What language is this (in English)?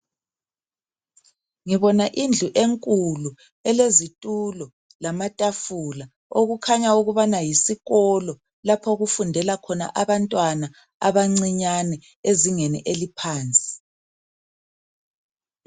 North Ndebele